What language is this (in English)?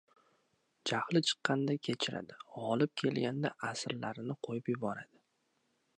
Uzbek